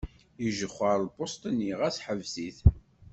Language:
Kabyle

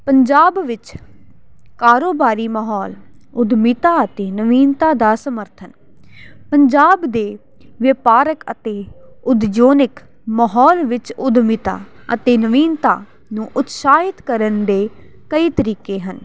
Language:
Punjabi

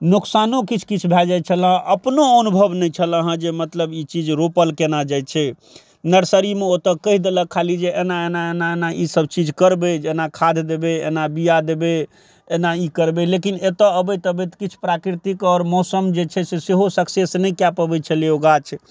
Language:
Maithili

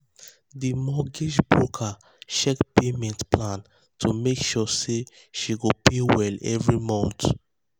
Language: Nigerian Pidgin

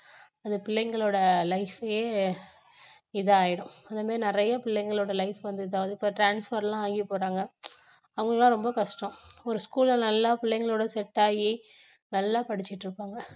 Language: Tamil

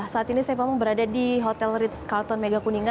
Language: Indonesian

